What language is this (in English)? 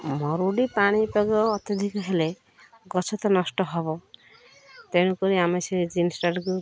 Odia